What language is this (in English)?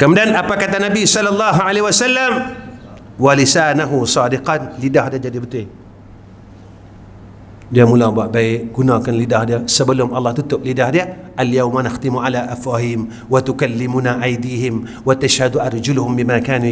Malay